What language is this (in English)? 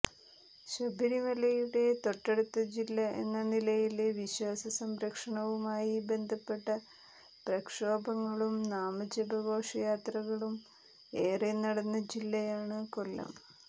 Malayalam